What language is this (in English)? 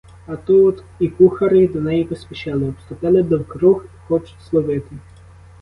Ukrainian